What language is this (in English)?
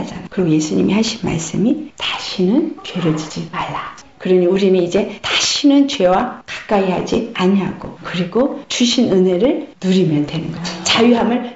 Korean